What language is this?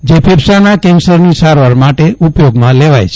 Gujarati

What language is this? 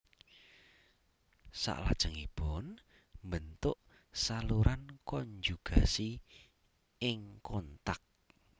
Javanese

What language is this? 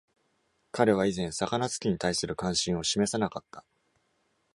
Japanese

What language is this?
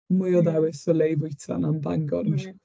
Welsh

